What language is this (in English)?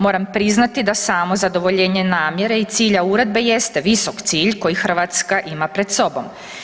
Croatian